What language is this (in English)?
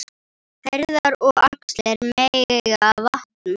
Icelandic